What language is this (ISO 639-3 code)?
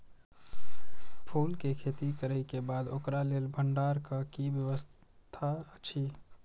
mai